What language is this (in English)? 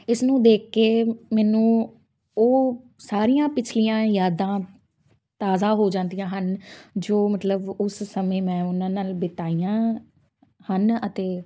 Punjabi